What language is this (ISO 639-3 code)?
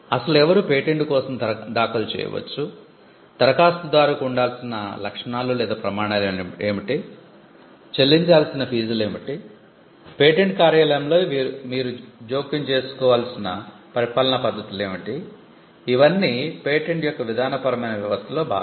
tel